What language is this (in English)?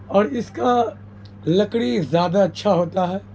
Urdu